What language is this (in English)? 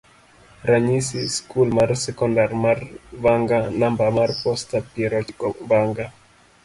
Luo (Kenya and Tanzania)